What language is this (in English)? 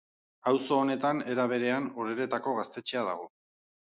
Basque